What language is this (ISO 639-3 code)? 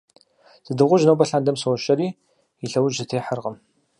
kbd